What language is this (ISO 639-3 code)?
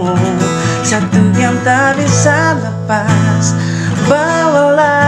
ind